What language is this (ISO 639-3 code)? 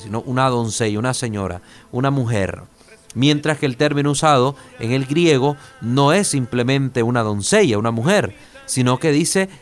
spa